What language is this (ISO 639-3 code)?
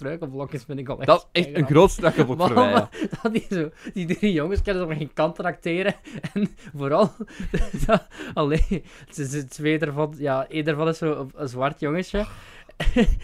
nld